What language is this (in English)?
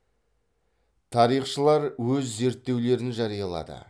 Kazakh